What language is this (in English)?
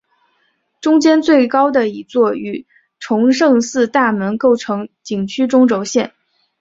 Chinese